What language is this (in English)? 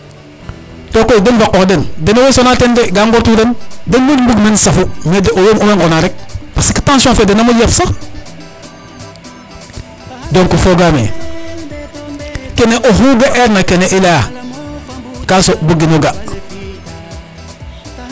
Serer